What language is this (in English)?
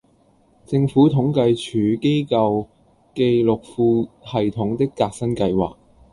Cantonese